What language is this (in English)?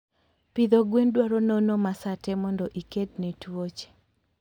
Luo (Kenya and Tanzania)